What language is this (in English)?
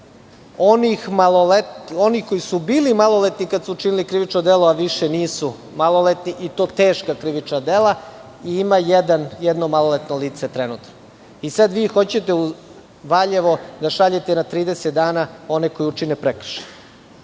Serbian